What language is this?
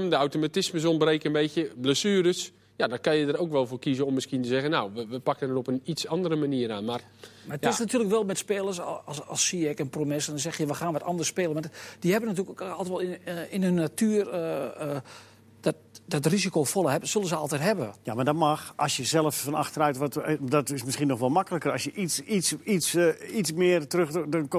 Dutch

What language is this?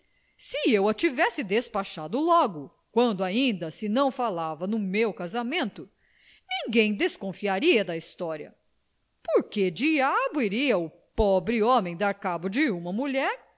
Portuguese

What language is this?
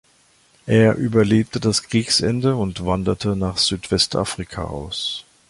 German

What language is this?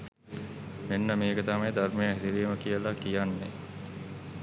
Sinhala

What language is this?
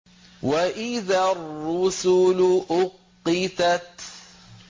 Arabic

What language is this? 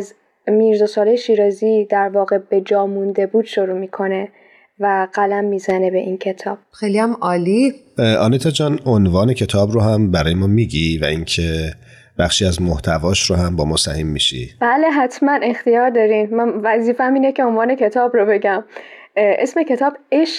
Persian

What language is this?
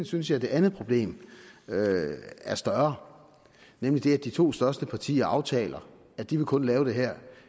Danish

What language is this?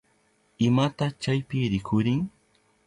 Southern Pastaza Quechua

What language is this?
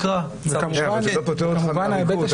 Hebrew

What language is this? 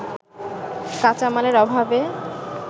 Bangla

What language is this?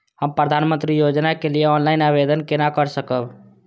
Maithili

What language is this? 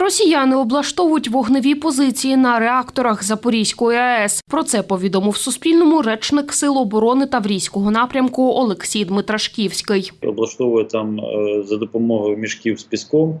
Ukrainian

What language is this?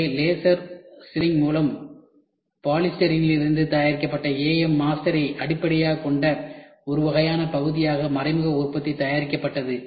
Tamil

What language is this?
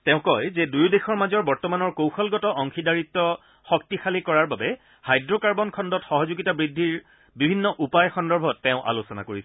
Assamese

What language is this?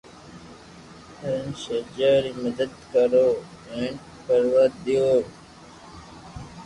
Loarki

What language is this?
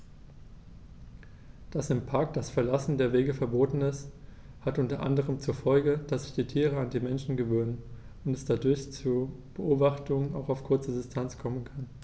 German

